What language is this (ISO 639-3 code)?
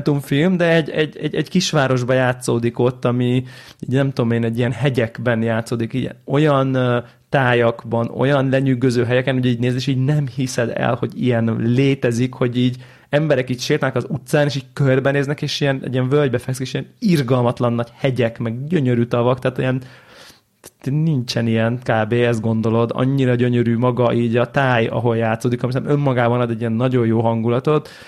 hun